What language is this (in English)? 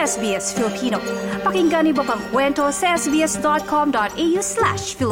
Filipino